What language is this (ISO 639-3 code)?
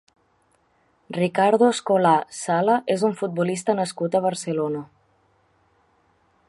cat